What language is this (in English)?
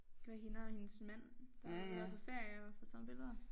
Danish